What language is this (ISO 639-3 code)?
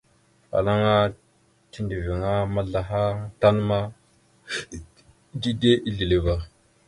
mxu